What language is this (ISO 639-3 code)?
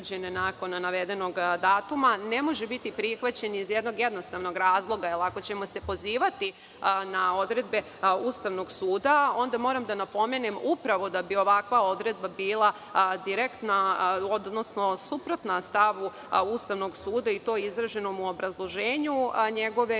srp